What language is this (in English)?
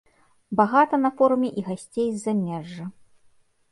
Belarusian